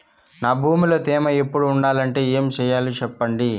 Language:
Telugu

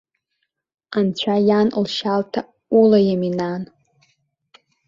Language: Abkhazian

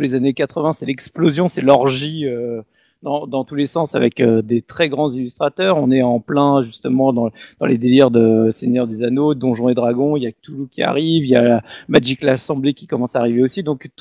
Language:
French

